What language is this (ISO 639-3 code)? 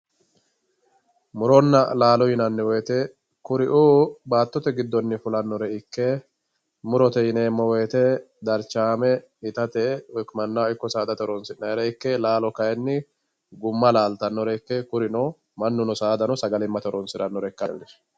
sid